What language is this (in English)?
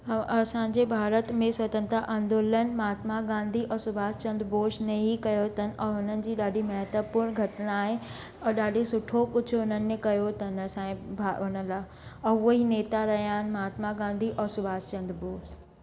Sindhi